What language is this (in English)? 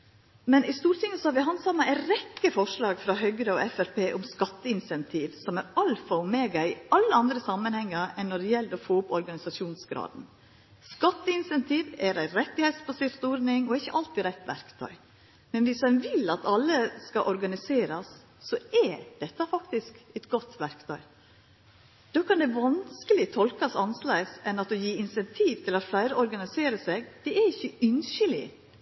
Norwegian Nynorsk